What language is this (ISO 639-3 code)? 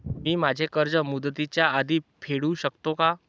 mar